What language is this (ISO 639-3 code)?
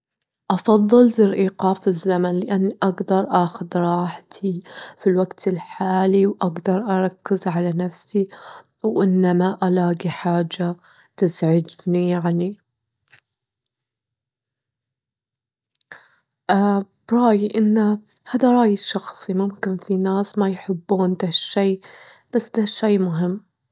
afb